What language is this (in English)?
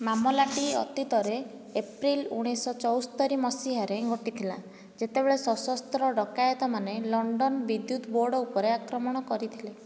Odia